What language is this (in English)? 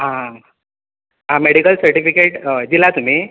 Konkani